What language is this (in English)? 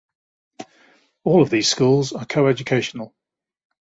English